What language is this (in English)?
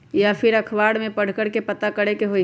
Magahi